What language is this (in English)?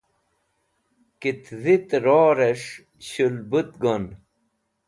Wakhi